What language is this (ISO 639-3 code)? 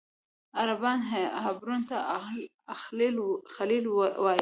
pus